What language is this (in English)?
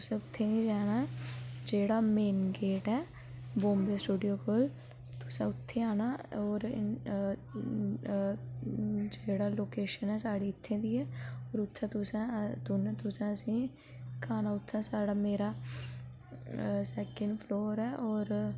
Dogri